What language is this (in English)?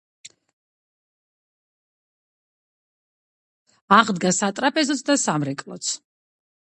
Georgian